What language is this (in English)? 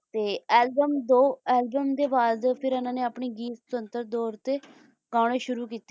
Punjabi